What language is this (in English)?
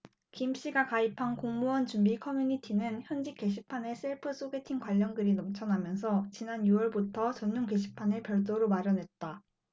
Korean